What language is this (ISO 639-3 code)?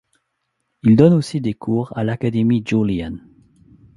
fra